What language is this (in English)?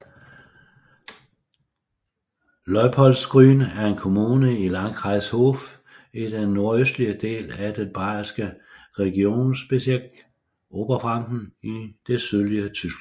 Danish